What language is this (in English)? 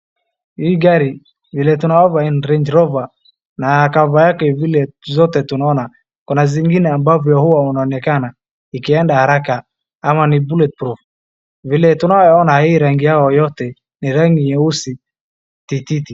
Swahili